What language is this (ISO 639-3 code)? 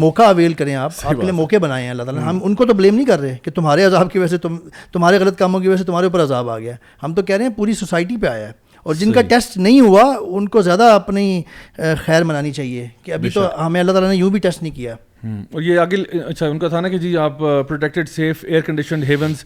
urd